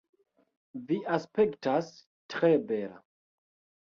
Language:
Esperanto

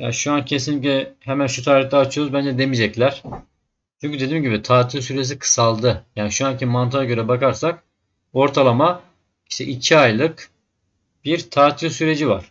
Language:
Turkish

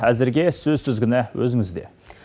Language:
Kazakh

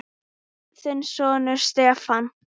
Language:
Icelandic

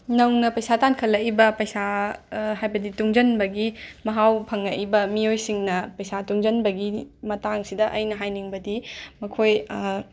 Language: Manipuri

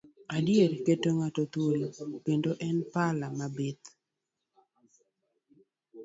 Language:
Luo (Kenya and Tanzania)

